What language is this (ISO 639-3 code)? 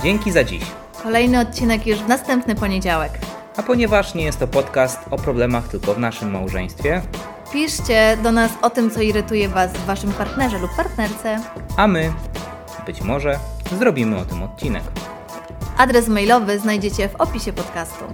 pol